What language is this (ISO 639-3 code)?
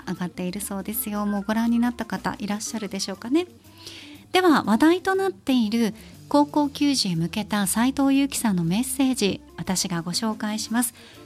jpn